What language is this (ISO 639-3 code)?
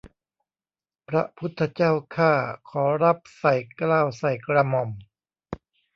tha